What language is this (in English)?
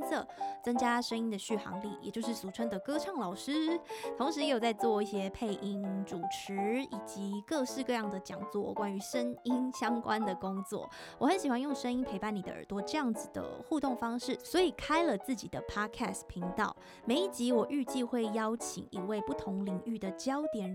Chinese